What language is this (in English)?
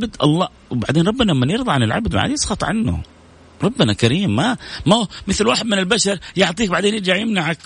Arabic